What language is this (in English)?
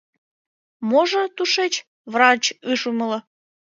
Mari